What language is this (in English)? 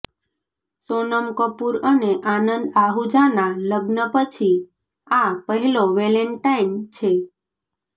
Gujarati